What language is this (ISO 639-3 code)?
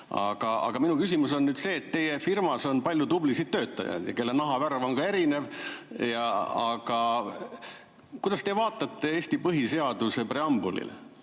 est